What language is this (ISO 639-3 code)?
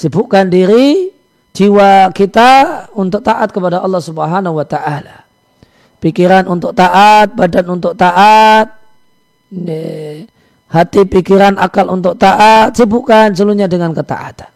ind